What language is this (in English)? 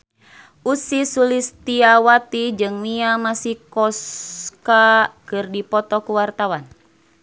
Sundanese